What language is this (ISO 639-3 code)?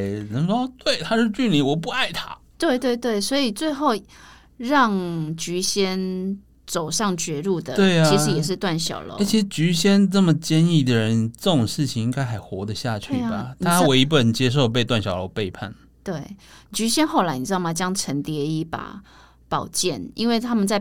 zho